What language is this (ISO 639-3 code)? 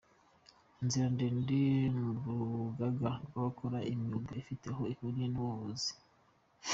kin